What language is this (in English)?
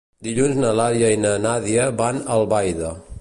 Catalan